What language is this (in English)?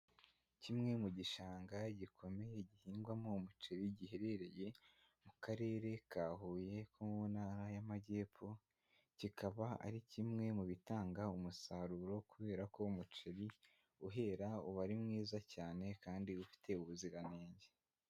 Kinyarwanda